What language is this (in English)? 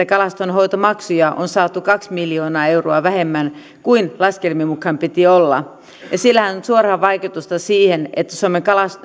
Finnish